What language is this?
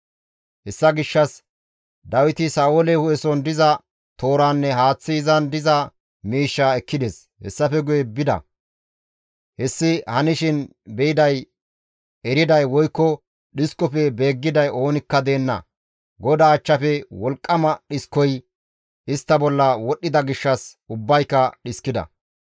Gamo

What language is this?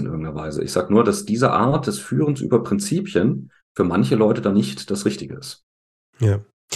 German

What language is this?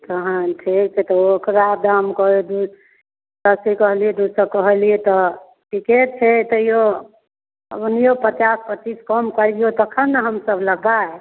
Maithili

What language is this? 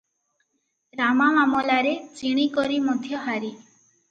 Odia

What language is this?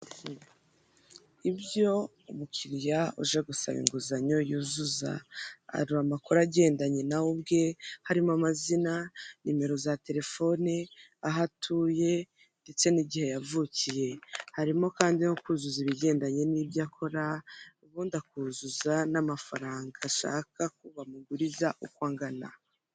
Kinyarwanda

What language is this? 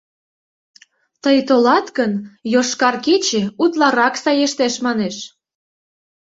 Mari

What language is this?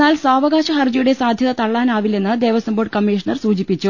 Malayalam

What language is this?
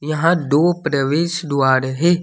Hindi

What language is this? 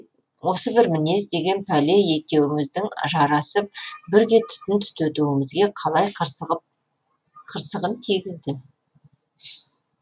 Kazakh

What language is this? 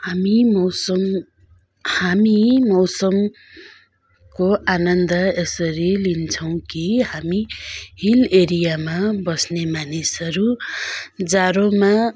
Nepali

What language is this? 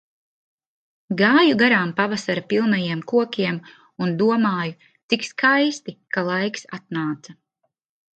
Latvian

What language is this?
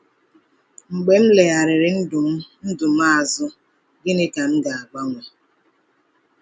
Igbo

